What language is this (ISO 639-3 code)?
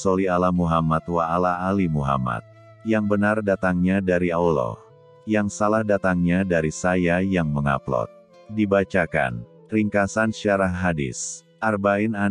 ind